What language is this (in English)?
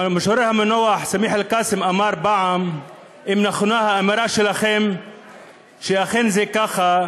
Hebrew